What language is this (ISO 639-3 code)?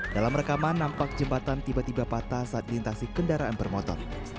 ind